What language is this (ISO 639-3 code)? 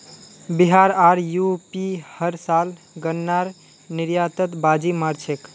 mag